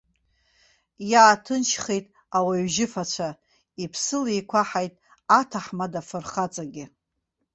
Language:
Abkhazian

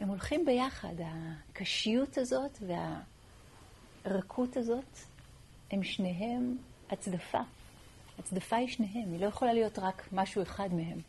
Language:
Hebrew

